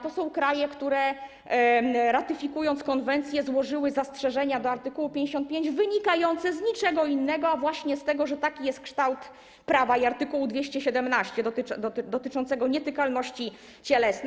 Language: Polish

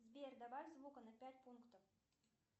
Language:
Russian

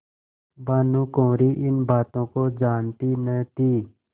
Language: Hindi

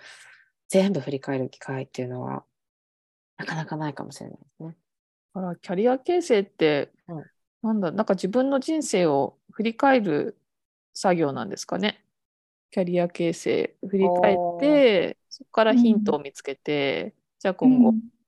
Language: Japanese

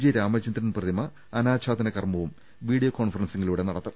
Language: Malayalam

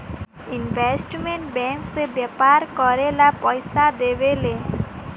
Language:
Bhojpuri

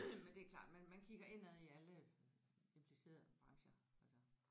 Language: Danish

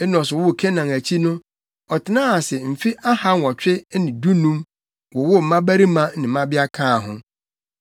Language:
Akan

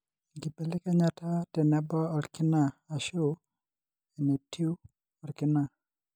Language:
Masai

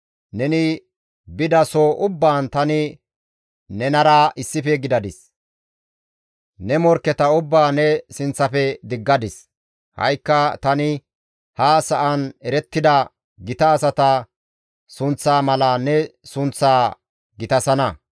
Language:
Gamo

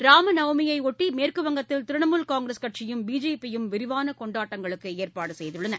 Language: Tamil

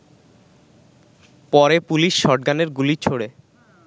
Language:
Bangla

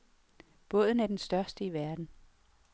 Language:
Danish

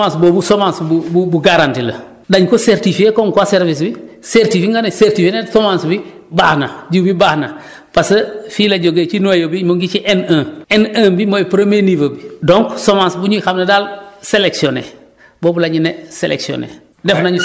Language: Wolof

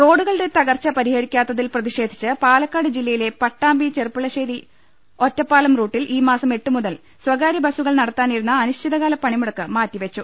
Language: Malayalam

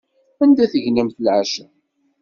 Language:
Kabyle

